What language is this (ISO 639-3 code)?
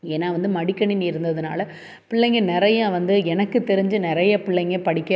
tam